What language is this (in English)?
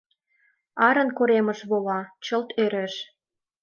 Mari